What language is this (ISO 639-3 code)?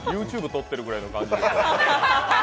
jpn